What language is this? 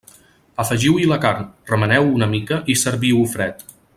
Catalan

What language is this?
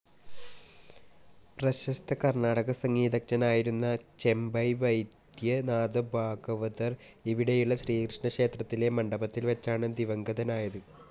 Malayalam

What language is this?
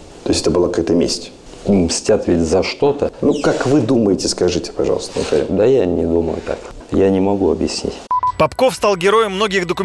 Russian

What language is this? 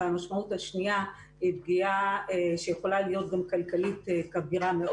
Hebrew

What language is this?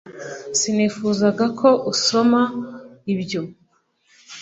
Kinyarwanda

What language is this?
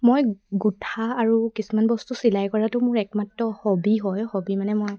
Assamese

